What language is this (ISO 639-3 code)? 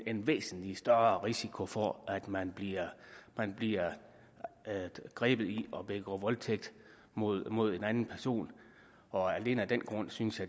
dan